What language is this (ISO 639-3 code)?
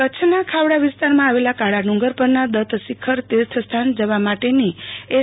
guj